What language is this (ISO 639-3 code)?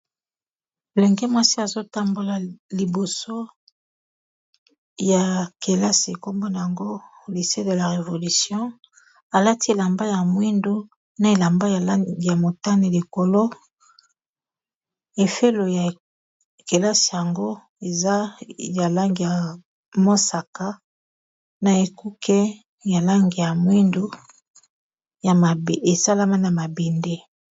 lin